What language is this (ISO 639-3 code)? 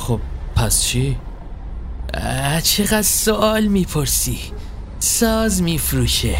fas